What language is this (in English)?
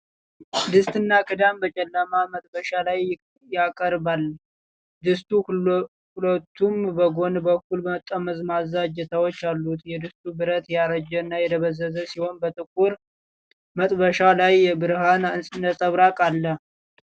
Amharic